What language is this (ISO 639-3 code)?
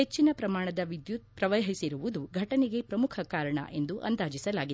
kan